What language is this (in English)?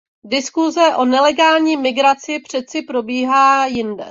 Czech